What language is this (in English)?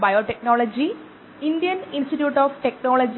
Malayalam